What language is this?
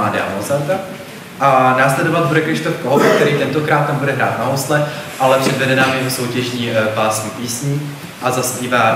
Czech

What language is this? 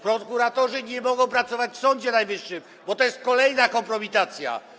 Polish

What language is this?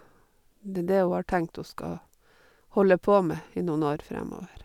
Norwegian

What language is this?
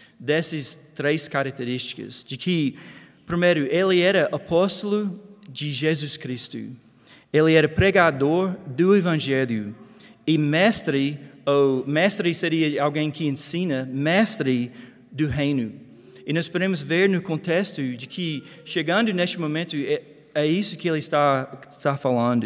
Portuguese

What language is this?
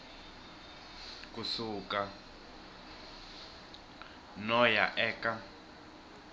Tsonga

